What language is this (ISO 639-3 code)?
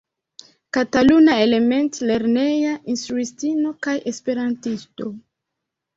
epo